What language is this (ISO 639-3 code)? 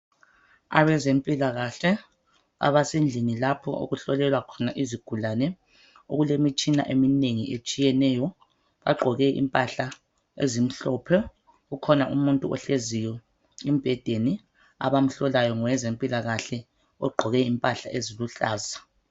nde